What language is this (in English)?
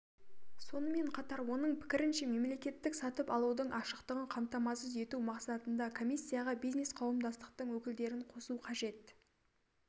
Kazakh